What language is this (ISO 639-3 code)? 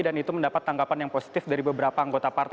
ind